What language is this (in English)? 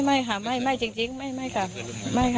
Thai